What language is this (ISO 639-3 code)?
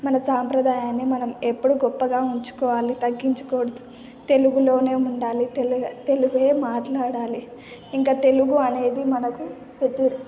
tel